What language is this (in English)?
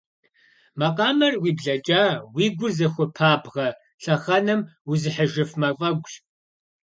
Kabardian